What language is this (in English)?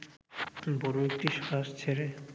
Bangla